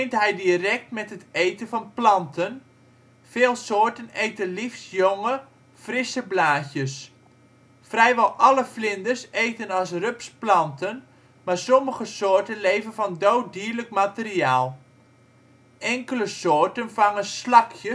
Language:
Dutch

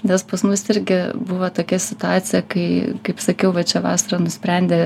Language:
Lithuanian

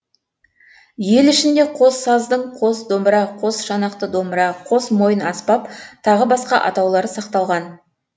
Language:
Kazakh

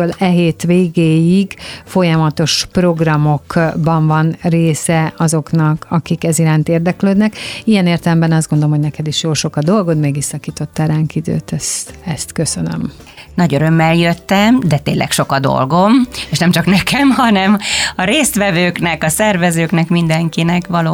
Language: Hungarian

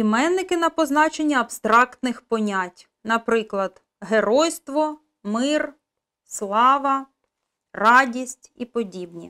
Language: Russian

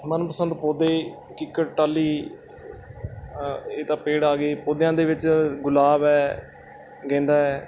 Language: Punjabi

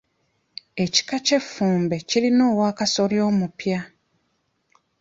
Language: Ganda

